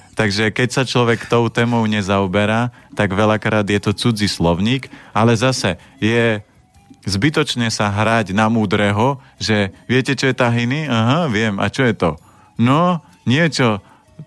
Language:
Slovak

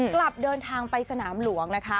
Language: Thai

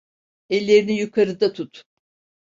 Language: Turkish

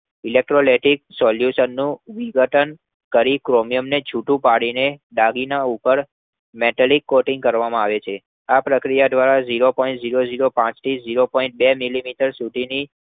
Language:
Gujarati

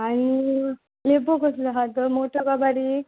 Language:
Konkani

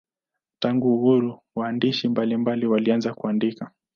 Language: Swahili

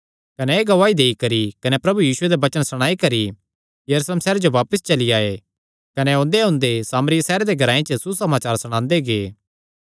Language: Kangri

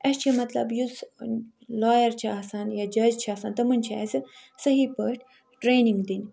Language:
Kashmiri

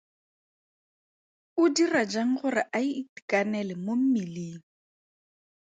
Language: Tswana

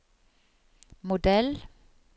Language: Norwegian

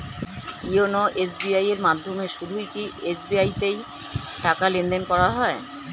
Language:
Bangla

